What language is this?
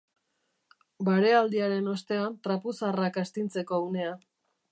Basque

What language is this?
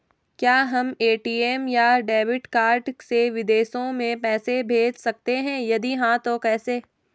Hindi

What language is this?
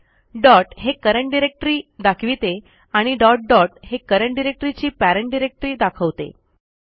Marathi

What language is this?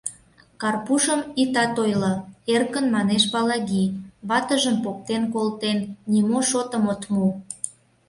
Mari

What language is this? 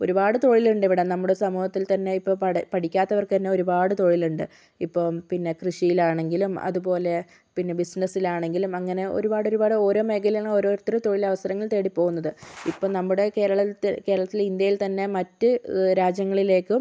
Malayalam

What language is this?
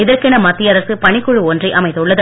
Tamil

